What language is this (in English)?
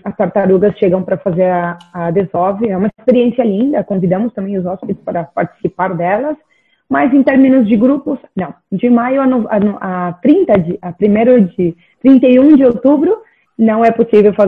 Portuguese